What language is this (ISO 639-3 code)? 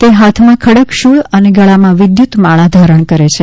guj